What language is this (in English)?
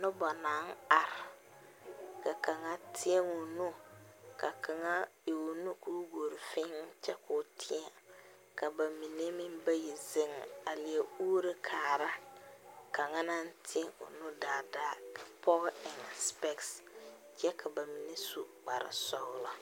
Southern Dagaare